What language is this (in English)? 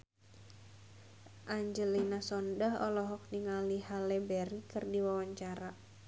Sundanese